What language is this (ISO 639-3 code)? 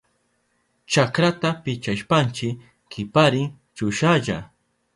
qup